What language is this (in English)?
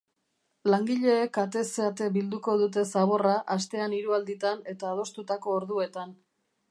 Basque